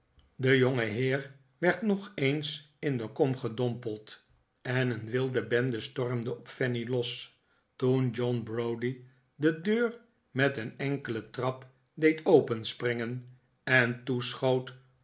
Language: Dutch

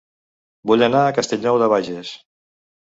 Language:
Catalan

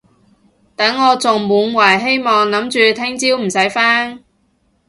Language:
Cantonese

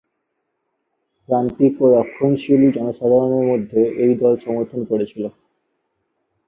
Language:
Bangla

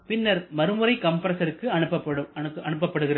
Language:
Tamil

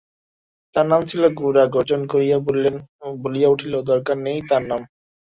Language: Bangla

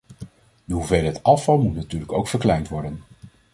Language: Dutch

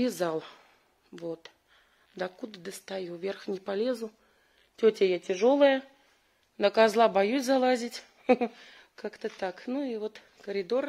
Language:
Russian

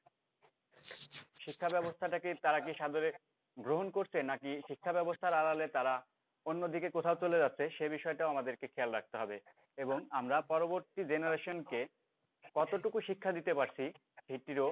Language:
Bangla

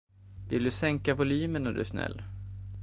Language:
Swedish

